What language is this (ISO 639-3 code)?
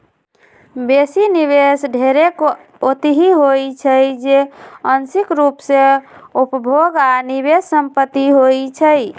mag